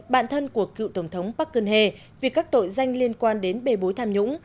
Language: Vietnamese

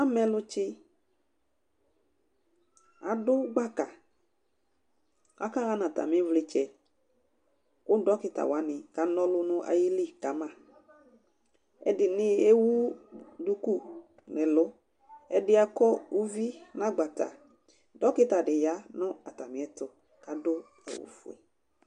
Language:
Ikposo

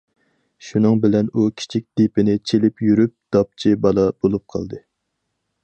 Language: Uyghur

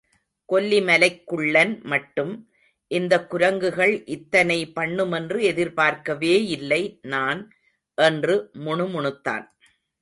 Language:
Tamil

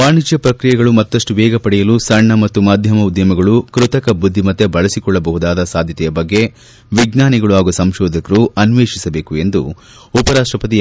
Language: Kannada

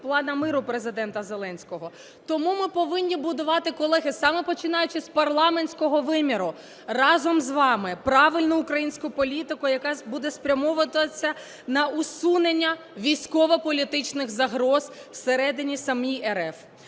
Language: Ukrainian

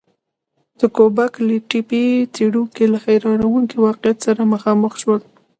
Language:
Pashto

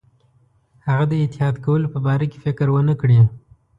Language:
Pashto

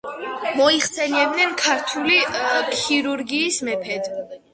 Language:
Georgian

